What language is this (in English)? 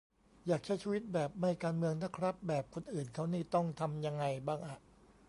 Thai